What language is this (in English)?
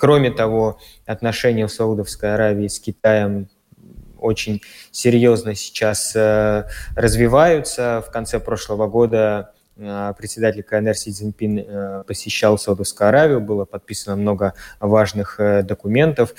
Russian